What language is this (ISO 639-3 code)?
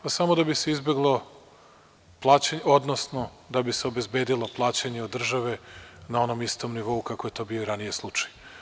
srp